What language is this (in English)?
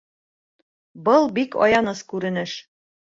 Bashkir